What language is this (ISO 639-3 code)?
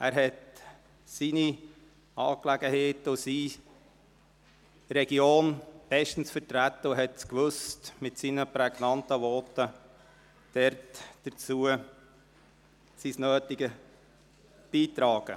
gsw